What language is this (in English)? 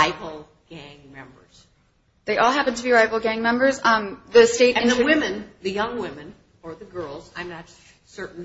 English